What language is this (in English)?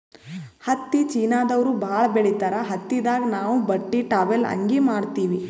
Kannada